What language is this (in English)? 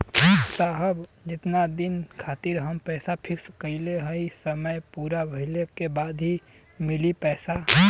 Bhojpuri